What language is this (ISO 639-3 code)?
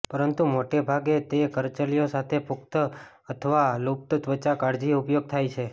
guj